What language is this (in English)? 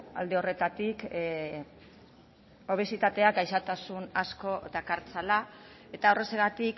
Basque